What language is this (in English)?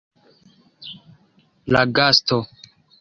Esperanto